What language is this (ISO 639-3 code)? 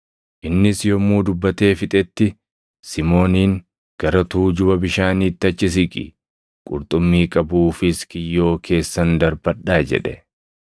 orm